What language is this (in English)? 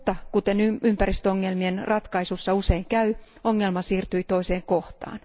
Finnish